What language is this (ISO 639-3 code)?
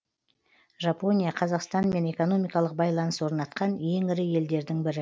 kaz